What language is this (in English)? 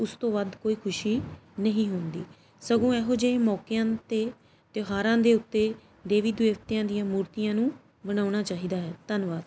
Punjabi